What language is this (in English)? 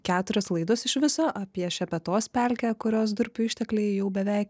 Lithuanian